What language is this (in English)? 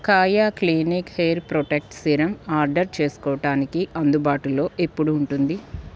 Telugu